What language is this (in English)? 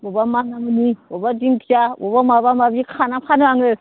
Bodo